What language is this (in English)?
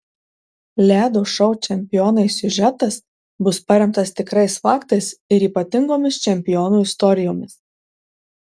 Lithuanian